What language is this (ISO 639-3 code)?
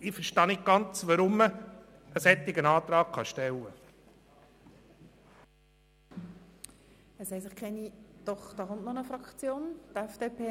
gsw